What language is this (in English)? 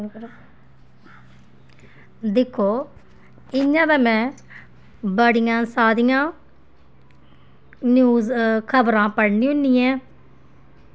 Dogri